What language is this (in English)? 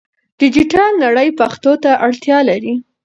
Pashto